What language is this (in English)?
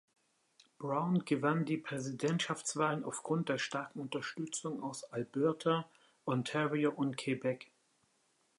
German